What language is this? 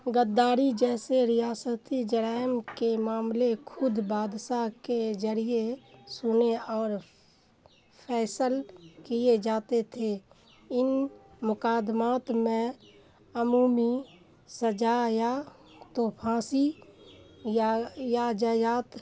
Urdu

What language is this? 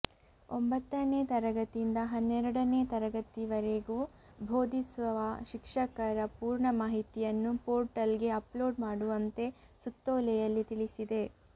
Kannada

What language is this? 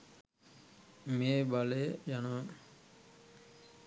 Sinhala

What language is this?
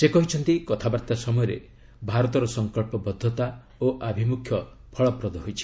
Odia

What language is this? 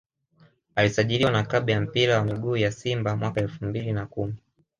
Swahili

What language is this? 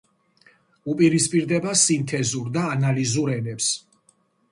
Georgian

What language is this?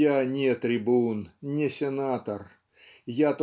Russian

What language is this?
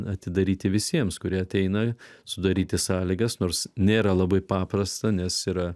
Lithuanian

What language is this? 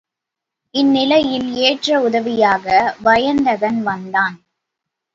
Tamil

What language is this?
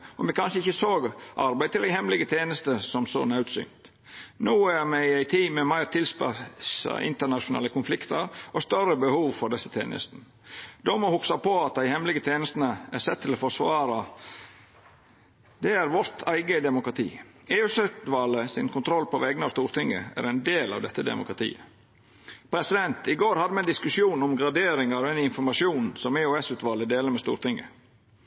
Norwegian Nynorsk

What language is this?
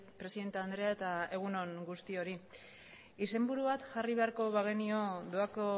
Basque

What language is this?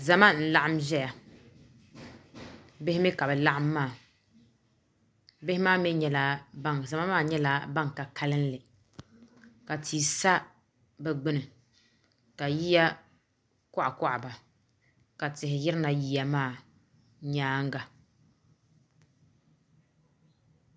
Dagbani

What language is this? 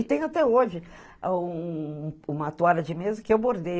Portuguese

